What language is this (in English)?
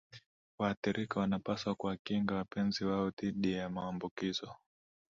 Swahili